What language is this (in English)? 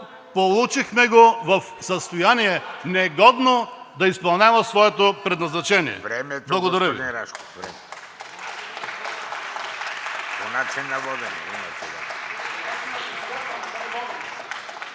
Bulgarian